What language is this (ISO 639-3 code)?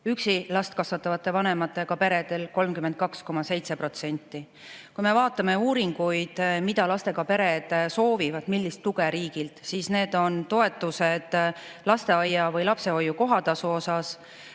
est